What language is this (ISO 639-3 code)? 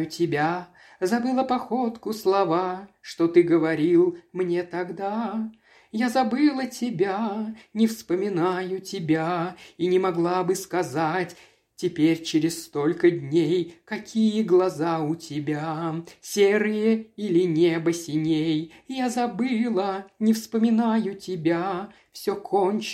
rus